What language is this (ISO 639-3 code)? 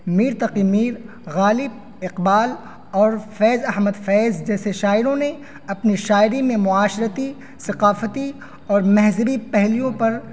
urd